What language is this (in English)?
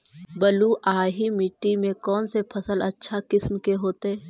Magahi